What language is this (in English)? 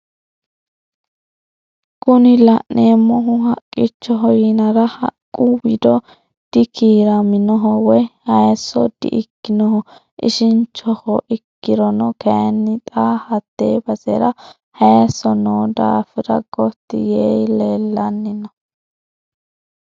Sidamo